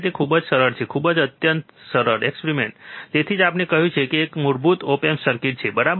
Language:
Gujarati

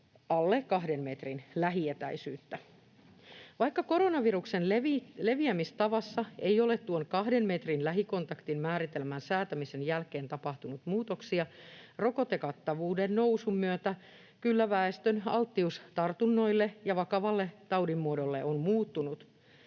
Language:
Finnish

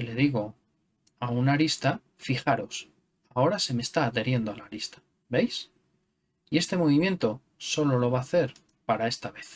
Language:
Spanish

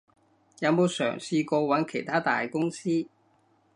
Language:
Cantonese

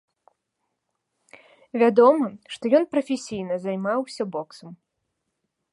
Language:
Belarusian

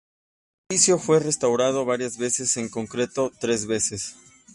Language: Spanish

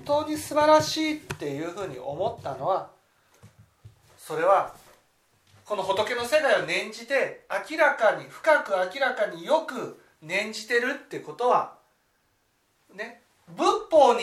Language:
Japanese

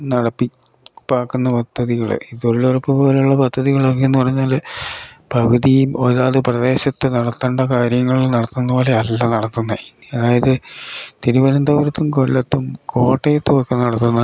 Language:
Malayalam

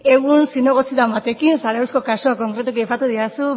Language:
Basque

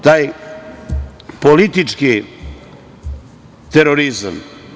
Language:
Serbian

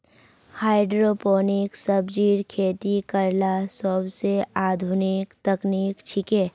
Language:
Magahi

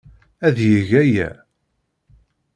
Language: Kabyle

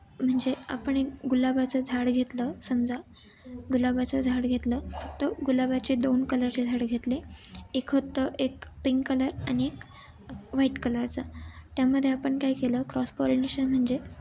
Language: Marathi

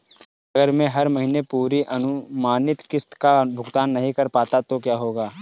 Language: Hindi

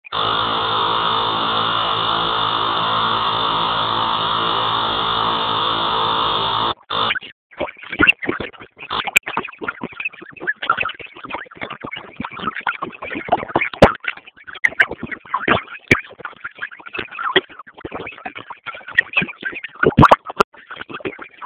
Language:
Swahili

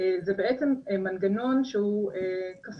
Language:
Hebrew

